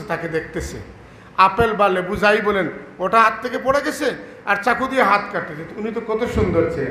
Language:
Arabic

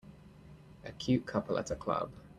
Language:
English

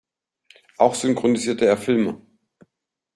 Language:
German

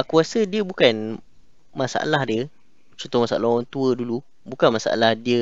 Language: Malay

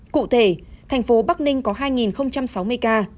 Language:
Vietnamese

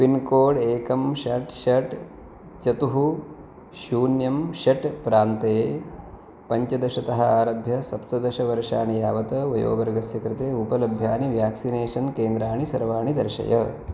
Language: Sanskrit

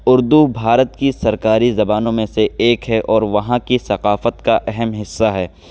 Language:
Urdu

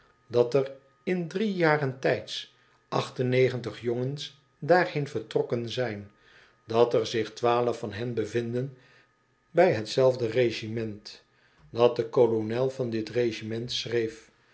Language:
Dutch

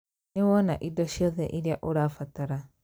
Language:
Kikuyu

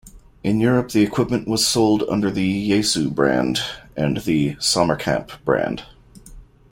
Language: English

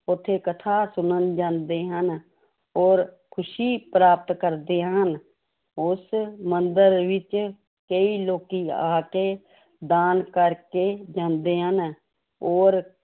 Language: Punjabi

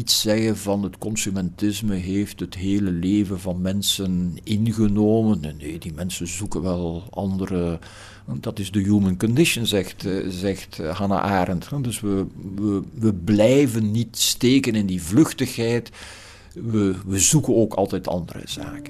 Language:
Dutch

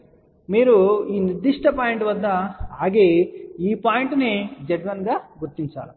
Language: Telugu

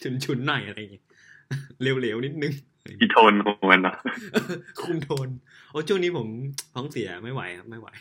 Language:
Thai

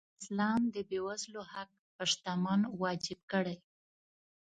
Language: Pashto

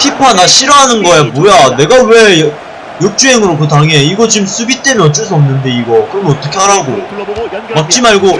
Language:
Korean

